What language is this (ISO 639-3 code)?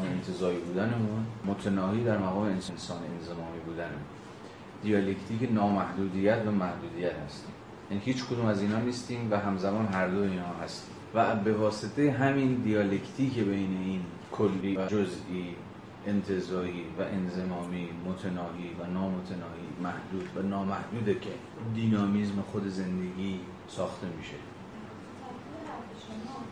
fas